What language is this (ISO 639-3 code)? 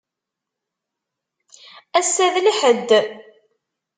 kab